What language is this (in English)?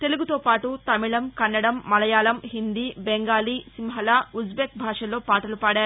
Telugu